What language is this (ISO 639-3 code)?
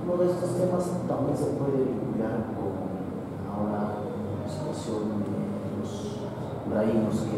spa